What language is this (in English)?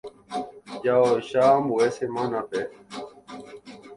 Guarani